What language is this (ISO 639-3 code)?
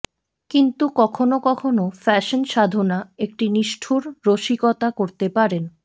ben